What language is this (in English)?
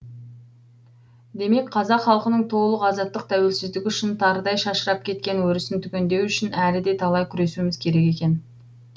Kazakh